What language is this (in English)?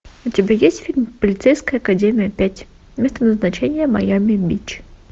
Russian